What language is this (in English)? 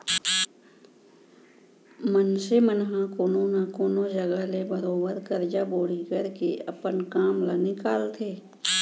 Chhattisgarhi